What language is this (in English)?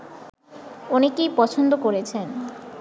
Bangla